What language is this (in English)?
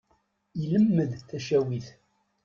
Kabyle